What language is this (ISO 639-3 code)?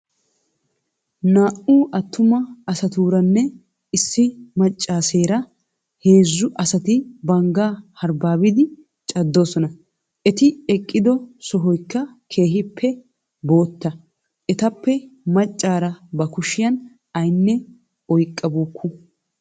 wal